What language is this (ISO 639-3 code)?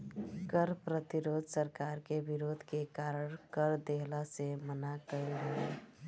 bho